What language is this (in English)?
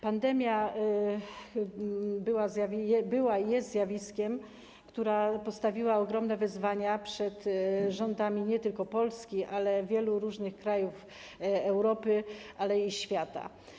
Polish